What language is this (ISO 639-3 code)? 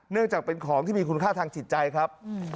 tha